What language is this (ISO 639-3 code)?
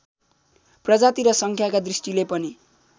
nep